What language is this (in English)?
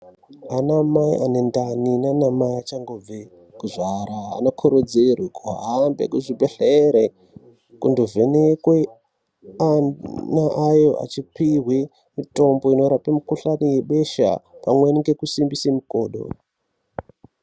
Ndau